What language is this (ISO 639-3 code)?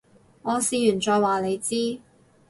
yue